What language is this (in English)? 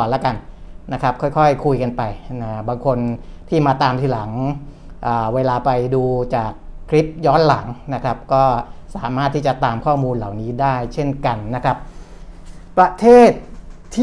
Thai